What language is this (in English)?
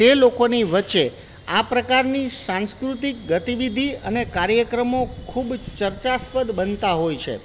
Gujarati